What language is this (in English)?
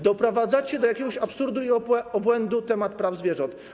Polish